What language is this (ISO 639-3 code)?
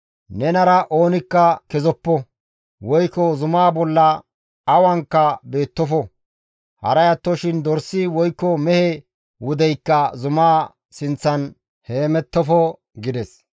gmv